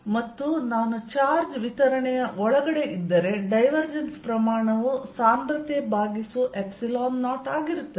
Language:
Kannada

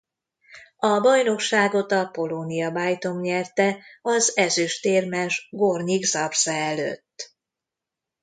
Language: Hungarian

